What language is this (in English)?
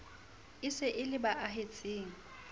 Southern Sotho